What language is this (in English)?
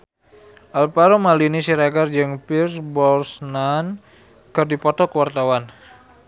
Sundanese